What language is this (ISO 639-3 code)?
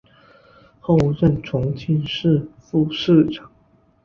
zho